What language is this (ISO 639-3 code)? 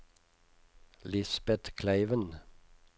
nor